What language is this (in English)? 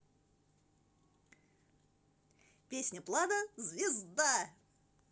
Russian